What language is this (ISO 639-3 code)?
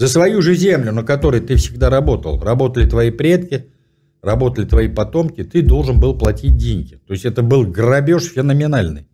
rus